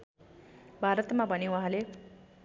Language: Nepali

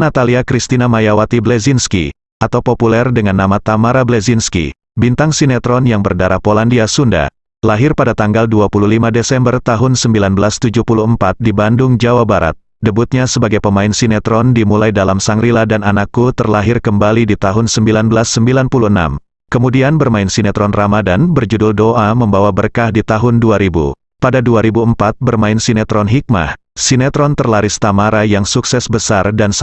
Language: Indonesian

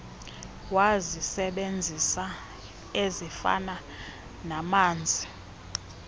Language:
Xhosa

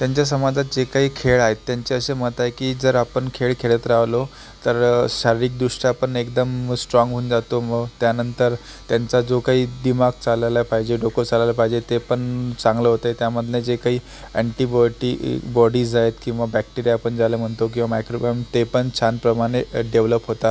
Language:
Marathi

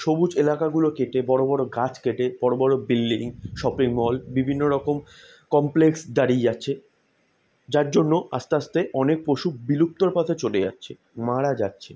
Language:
Bangla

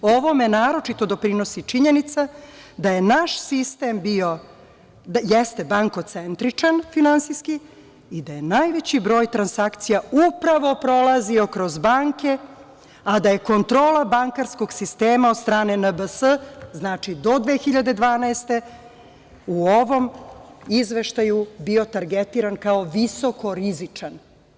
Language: Serbian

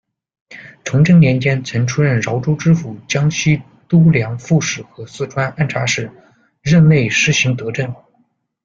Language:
Chinese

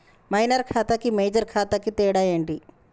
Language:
Telugu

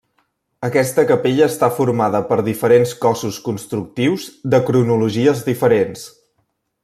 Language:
Catalan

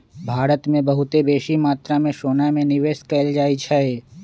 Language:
Magahi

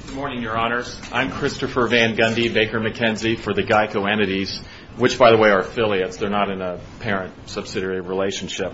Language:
English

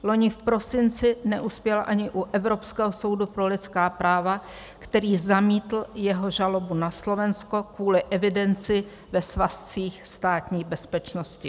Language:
Czech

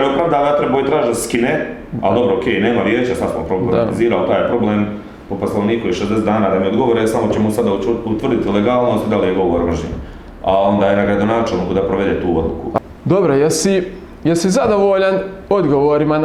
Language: Croatian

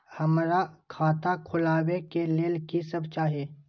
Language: Maithili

